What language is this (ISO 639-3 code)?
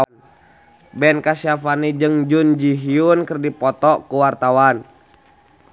sun